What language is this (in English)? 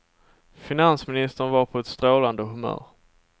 Swedish